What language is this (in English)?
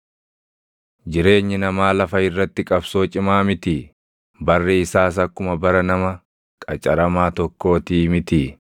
Oromo